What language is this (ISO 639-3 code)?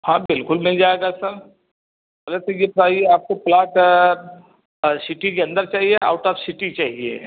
hin